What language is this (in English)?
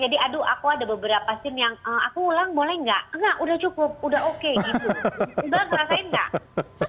Indonesian